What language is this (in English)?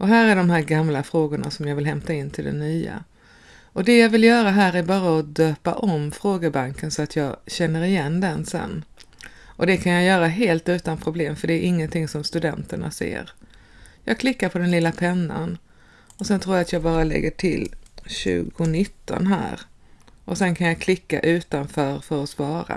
Swedish